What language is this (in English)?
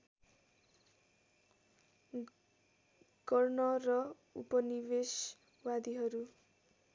Nepali